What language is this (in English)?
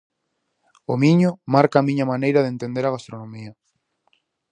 Galician